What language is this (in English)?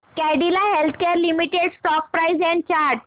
Marathi